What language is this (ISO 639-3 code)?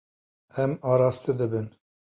kur